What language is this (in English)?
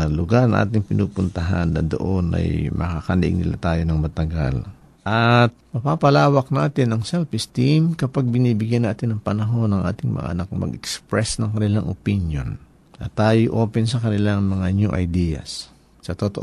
Filipino